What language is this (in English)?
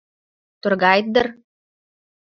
Mari